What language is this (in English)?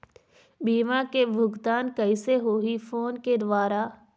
Chhattisgarhi